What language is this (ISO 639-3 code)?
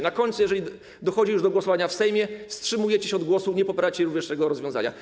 pol